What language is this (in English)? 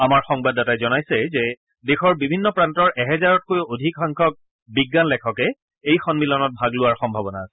Assamese